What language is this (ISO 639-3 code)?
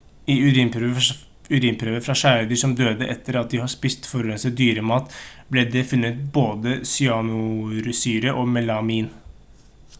nob